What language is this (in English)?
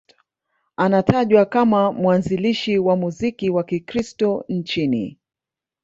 Swahili